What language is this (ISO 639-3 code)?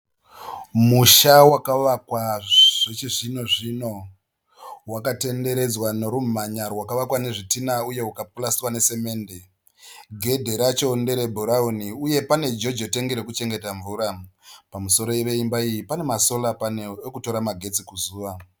sna